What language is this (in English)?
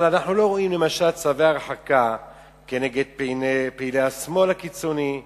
Hebrew